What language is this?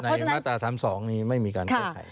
Thai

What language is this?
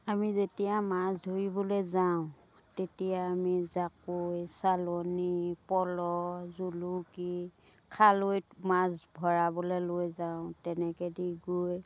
Assamese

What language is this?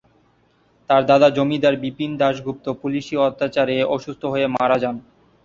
Bangla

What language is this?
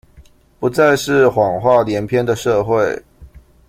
Chinese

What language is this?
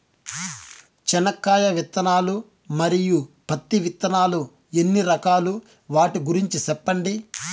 Telugu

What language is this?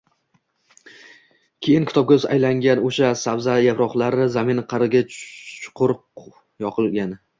Uzbek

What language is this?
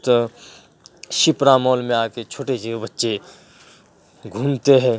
Urdu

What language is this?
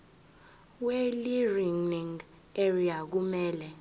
Zulu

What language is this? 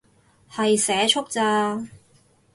Cantonese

